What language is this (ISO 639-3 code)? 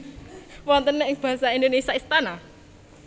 jav